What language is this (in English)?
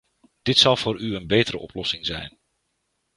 Dutch